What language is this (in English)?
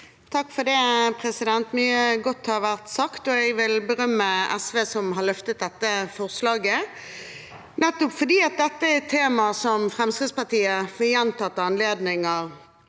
Norwegian